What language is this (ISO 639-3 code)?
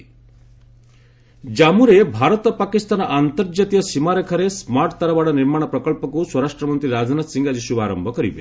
ori